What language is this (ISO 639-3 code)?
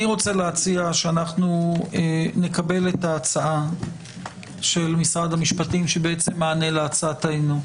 heb